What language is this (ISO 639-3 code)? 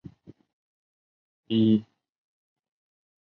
zho